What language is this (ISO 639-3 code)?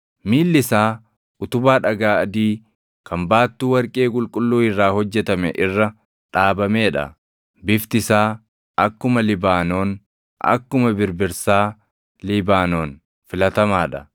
orm